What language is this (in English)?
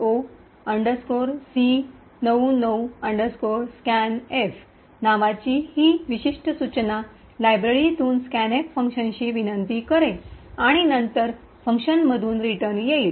Marathi